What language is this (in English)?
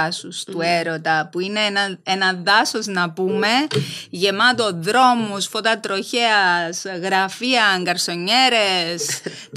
Greek